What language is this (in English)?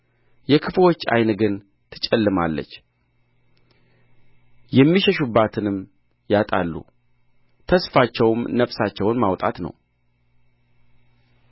Amharic